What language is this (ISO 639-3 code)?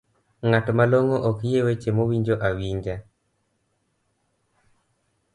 luo